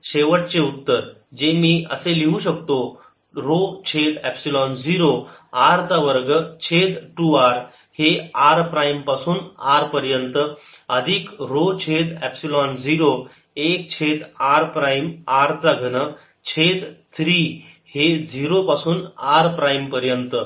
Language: Marathi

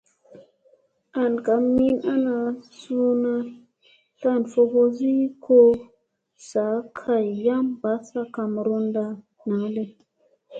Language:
Musey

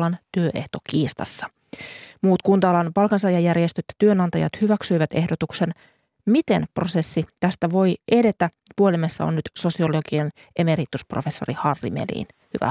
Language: Finnish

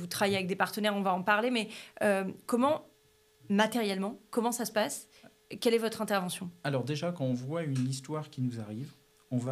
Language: French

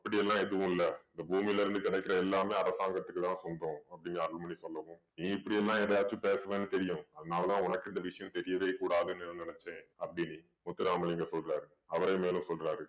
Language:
Tamil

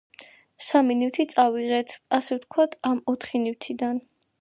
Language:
Georgian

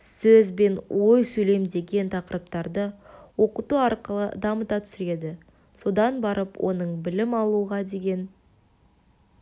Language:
Kazakh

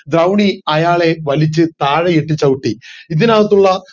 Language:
Malayalam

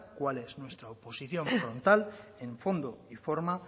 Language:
Spanish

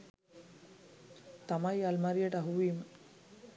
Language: Sinhala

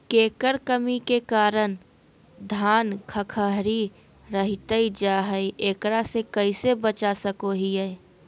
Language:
Magahi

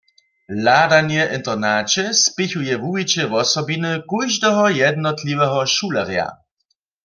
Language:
Upper Sorbian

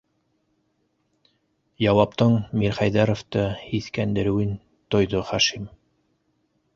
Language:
Bashkir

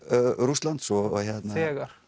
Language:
Icelandic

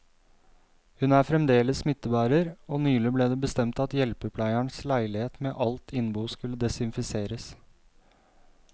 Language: Norwegian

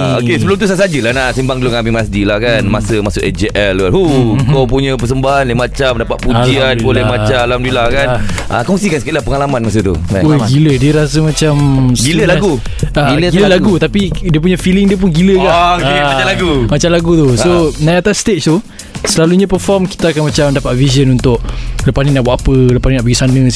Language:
Malay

